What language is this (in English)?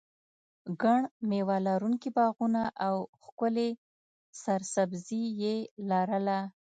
Pashto